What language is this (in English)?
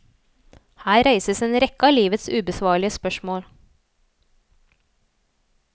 Norwegian